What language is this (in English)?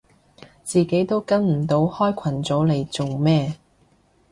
Cantonese